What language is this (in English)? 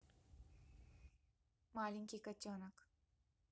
Russian